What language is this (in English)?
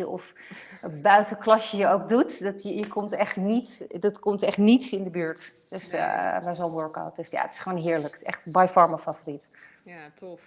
Dutch